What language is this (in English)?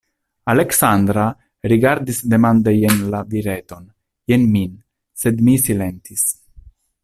Esperanto